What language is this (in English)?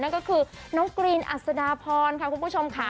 Thai